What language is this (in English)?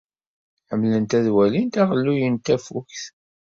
Kabyle